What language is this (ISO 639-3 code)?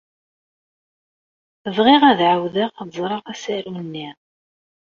kab